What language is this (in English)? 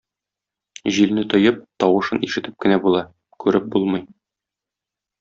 Tatar